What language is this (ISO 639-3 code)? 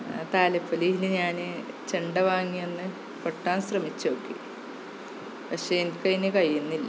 mal